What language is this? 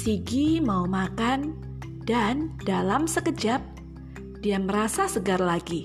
Indonesian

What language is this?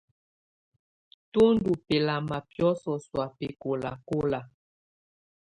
Tunen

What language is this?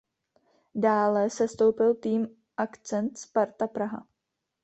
Czech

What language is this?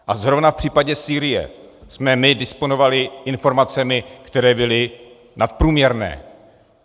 Czech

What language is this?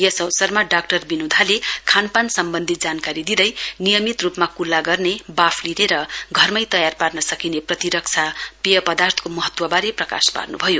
Nepali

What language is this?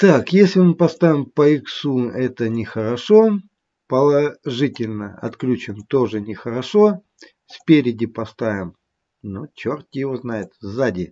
Russian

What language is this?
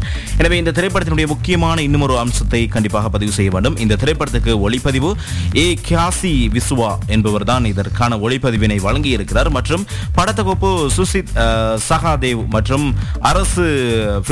Tamil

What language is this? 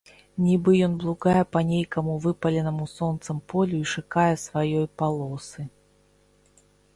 Belarusian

